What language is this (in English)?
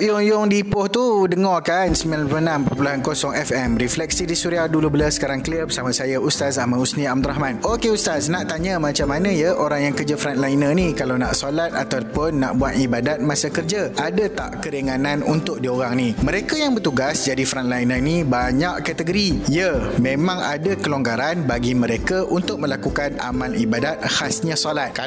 Malay